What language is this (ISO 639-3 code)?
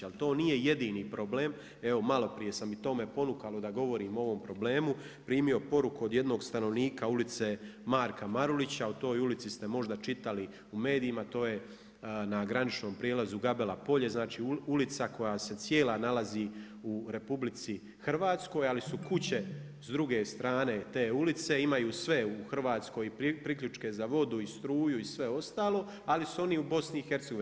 hrv